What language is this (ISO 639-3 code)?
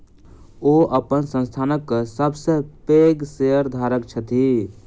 mai